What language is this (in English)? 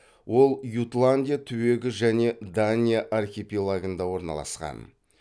Kazakh